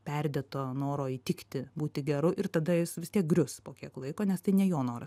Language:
Lithuanian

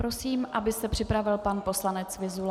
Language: Czech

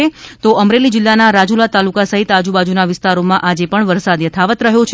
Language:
Gujarati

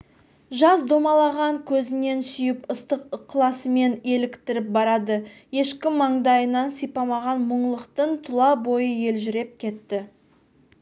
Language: Kazakh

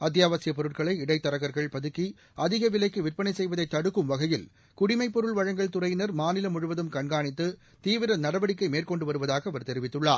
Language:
Tamil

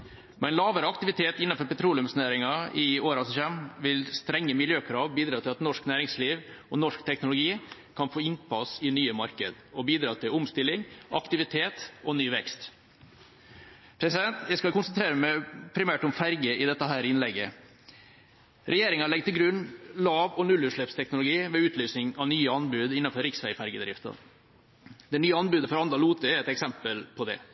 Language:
Norwegian Bokmål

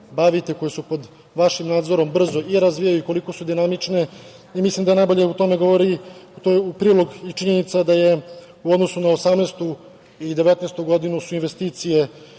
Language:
Serbian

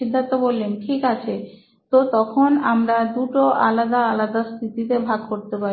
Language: Bangla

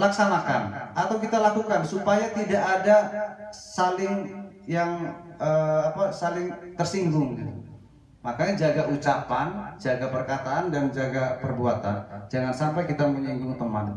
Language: Indonesian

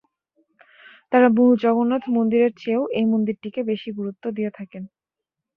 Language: Bangla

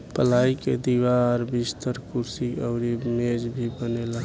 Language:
Bhojpuri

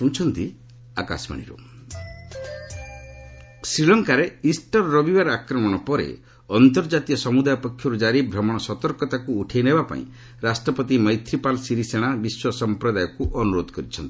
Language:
Odia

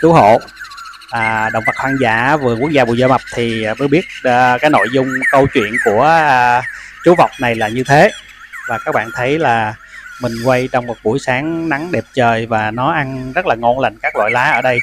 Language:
Vietnamese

